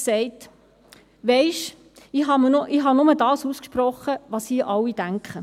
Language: Swiss German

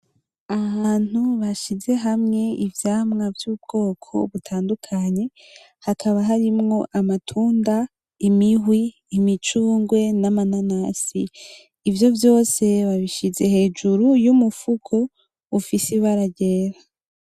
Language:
Rundi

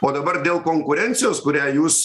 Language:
Lithuanian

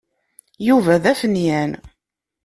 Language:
Kabyle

